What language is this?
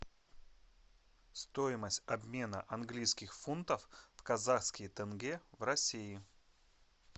Russian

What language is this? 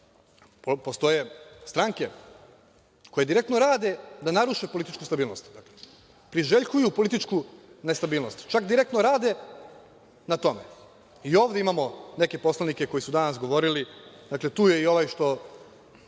Serbian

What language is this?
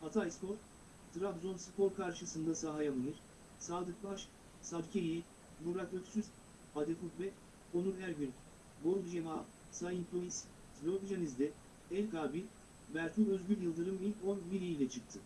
Turkish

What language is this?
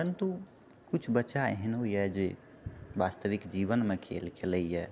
Maithili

